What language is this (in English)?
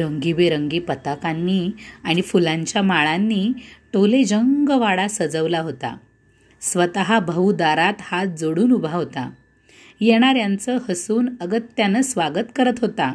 Marathi